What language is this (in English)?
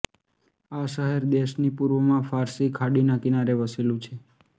Gujarati